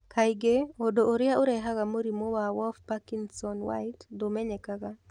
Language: Kikuyu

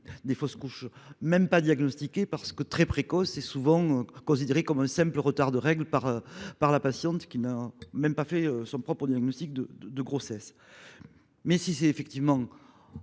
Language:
French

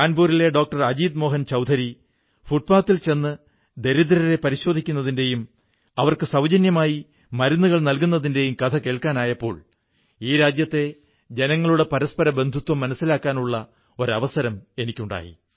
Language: Malayalam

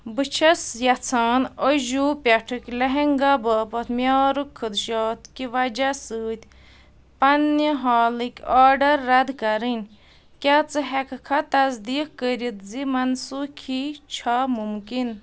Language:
Kashmiri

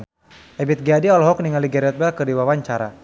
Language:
Sundanese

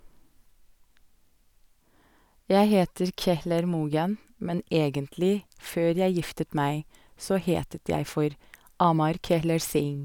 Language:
Norwegian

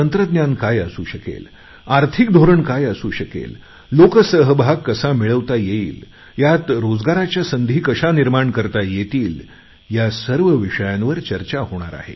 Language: Marathi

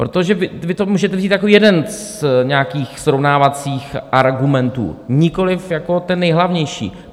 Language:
Czech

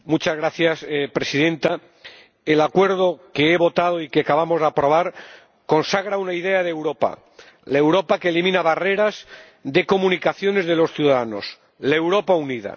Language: Spanish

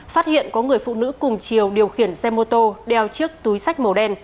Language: Vietnamese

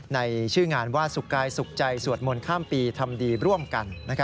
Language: Thai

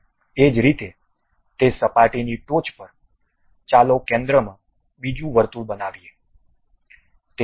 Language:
Gujarati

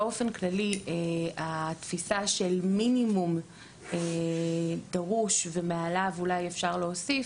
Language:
Hebrew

